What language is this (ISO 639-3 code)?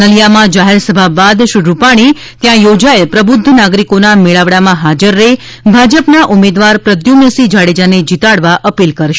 guj